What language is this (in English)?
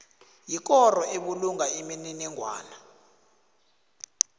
South Ndebele